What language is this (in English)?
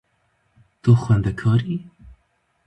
Kurdish